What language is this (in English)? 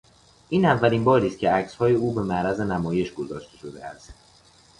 Persian